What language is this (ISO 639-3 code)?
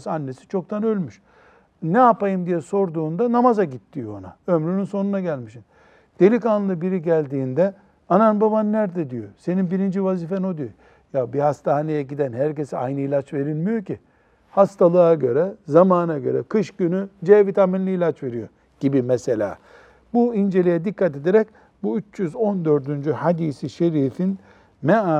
tur